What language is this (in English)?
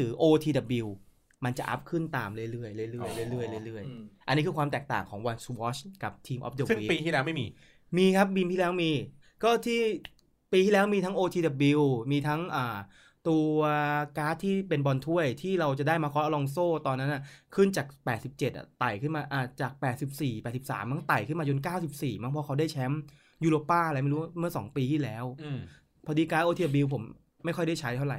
Thai